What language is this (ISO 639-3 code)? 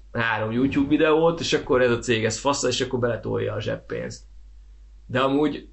hun